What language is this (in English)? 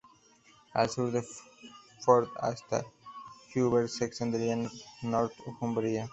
Spanish